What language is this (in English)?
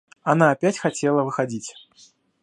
Russian